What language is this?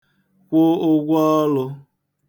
Igbo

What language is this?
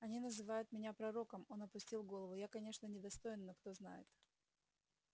Russian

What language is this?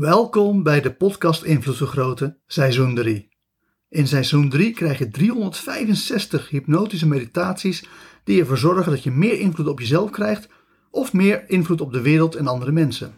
Dutch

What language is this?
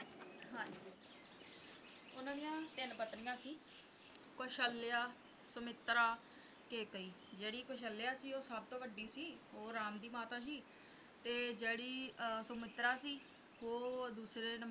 Punjabi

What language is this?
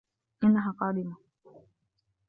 Arabic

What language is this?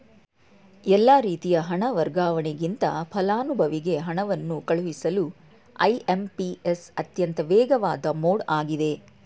Kannada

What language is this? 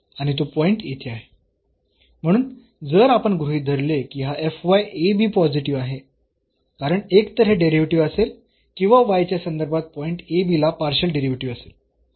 Marathi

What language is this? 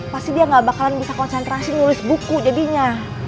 Indonesian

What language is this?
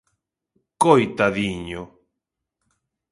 Galician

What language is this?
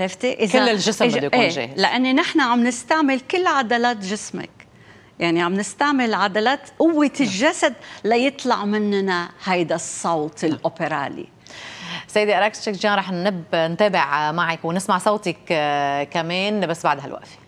Arabic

